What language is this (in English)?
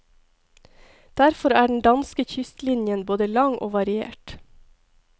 Norwegian